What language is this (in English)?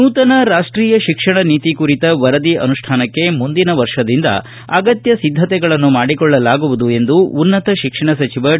Kannada